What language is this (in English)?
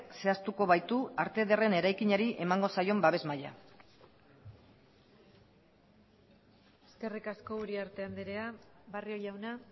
Basque